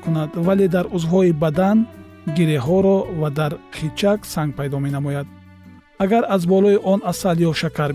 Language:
Persian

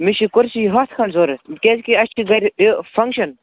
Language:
Kashmiri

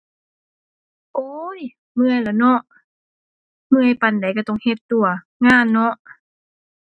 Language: Thai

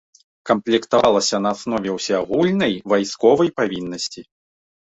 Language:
Belarusian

